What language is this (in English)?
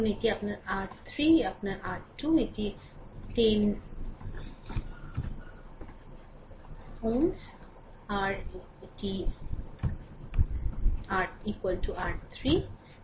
Bangla